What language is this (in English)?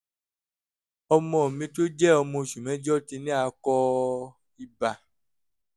Yoruba